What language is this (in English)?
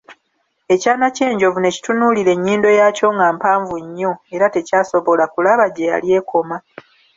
Ganda